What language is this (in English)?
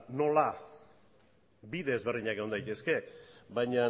Basque